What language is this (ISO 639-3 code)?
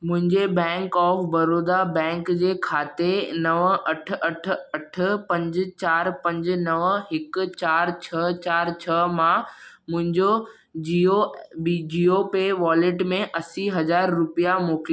snd